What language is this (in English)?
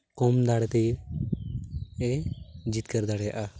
Santali